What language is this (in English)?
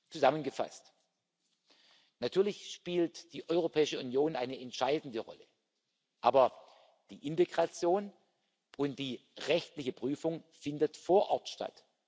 German